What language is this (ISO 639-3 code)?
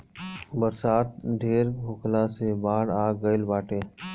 bho